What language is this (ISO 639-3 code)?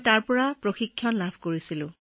asm